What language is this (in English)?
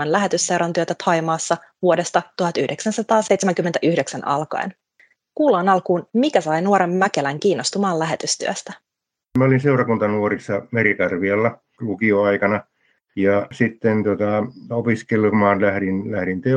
Finnish